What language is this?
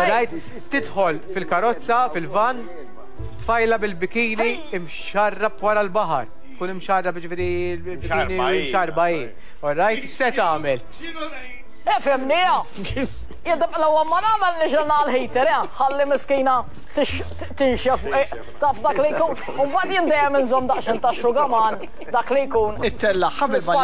Arabic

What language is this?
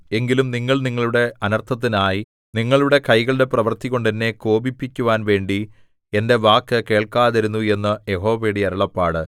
Malayalam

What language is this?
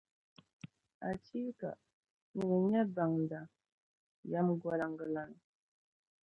Dagbani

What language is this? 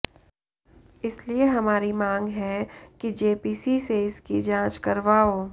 Hindi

